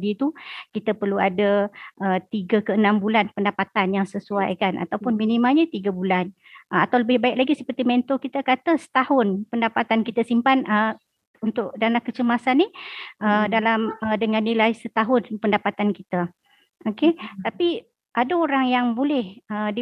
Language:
Malay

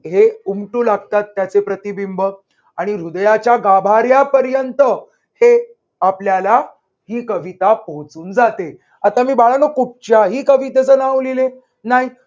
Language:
Marathi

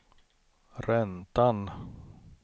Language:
Swedish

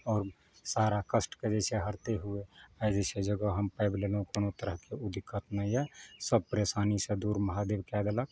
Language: Maithili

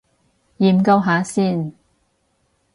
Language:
Cantonese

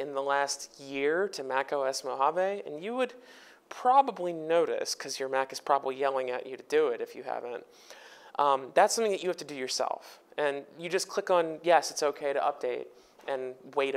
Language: English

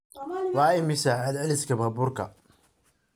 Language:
Somali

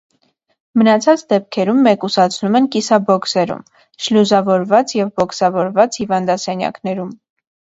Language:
Armenian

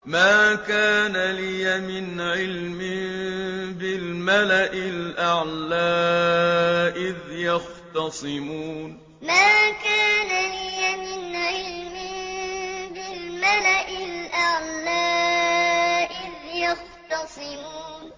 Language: Arabic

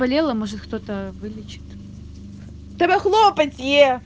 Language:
Russian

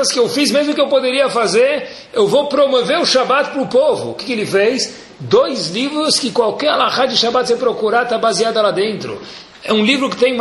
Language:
Portuguese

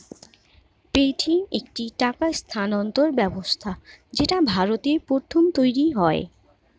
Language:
Bangla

